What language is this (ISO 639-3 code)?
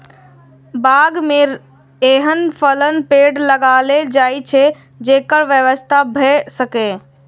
mai